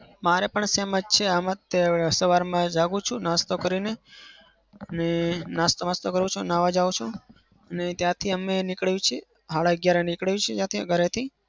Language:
Gujarati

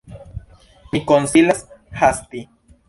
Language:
Esperanto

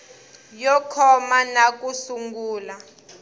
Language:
Tsonga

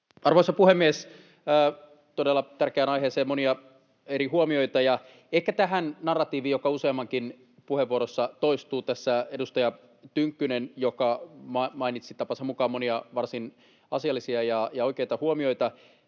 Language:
Finnish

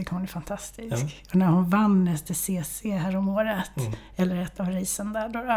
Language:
Swedish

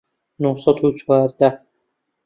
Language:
Central Kurdish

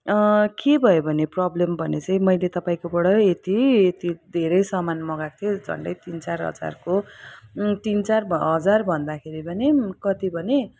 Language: Nepali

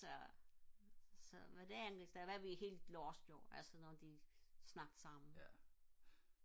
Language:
Danish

